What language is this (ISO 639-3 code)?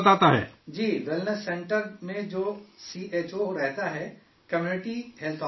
urd